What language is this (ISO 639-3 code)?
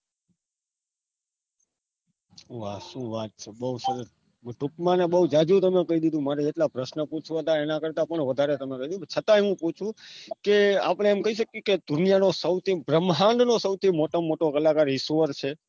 guj